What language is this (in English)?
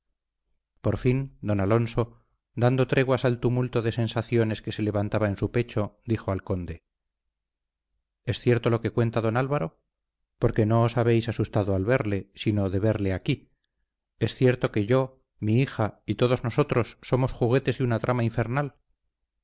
Spanish